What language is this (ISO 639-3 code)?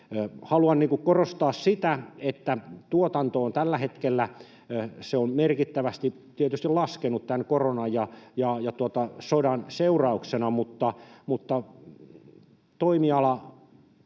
fin